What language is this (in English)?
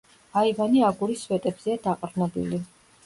Georgian